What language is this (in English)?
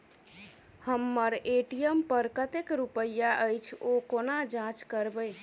Maithili